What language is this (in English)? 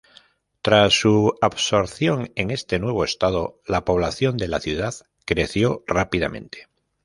Spanish